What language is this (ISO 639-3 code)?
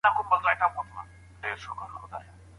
pus